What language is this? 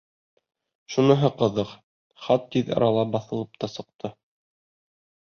Bashkir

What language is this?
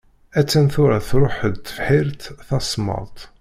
Kabyle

